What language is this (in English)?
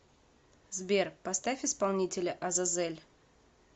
Russian